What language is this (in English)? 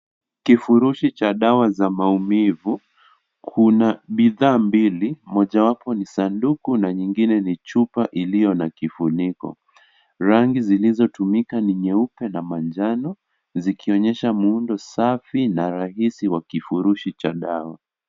Swahili